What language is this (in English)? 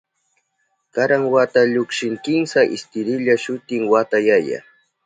Southern Pastaza Quechua